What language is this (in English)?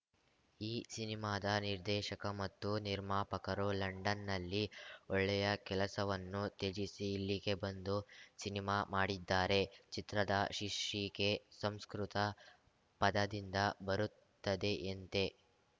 Kannada